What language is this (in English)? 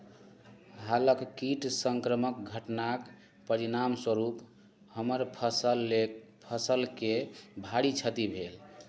Maithili